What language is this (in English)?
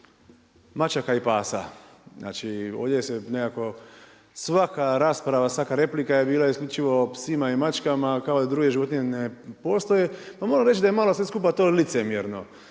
Croatian